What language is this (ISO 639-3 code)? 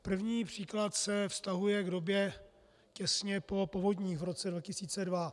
ces